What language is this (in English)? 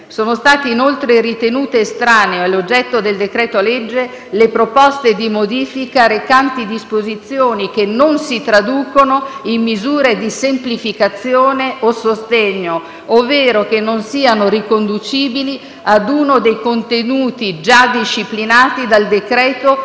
Italian